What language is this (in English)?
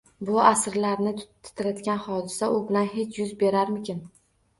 Uzbek